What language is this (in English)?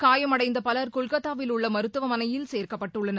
Tamil